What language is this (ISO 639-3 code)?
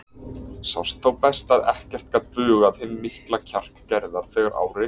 isl